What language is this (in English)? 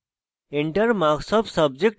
Bangla